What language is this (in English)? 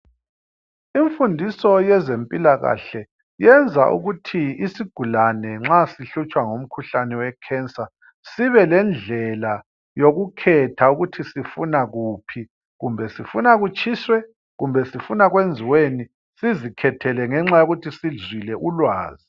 North Ndebele